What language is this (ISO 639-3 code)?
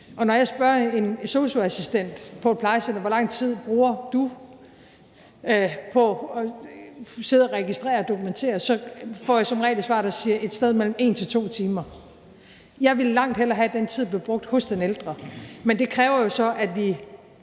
dan